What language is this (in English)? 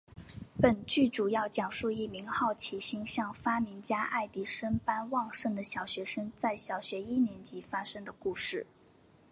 Chinese